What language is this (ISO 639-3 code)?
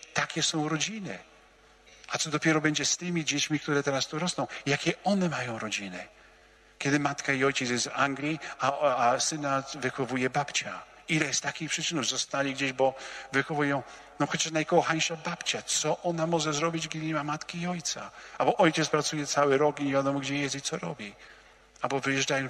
pol